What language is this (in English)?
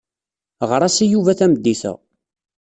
Kabyle